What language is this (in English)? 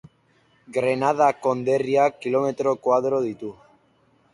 Basque